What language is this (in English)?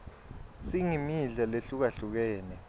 Swati